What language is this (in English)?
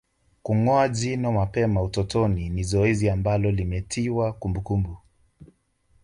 Swahili